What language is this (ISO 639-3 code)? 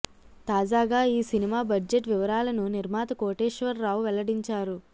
tel